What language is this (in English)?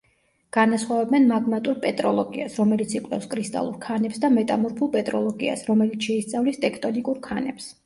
Georgian